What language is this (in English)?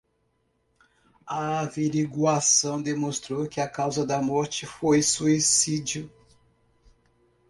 Portuguese